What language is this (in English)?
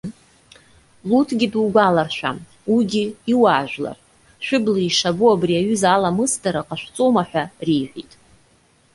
Abkhazian